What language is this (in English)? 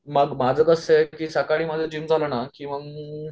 Marathi